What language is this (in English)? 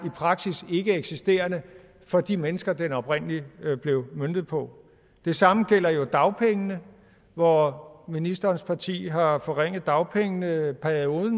Danish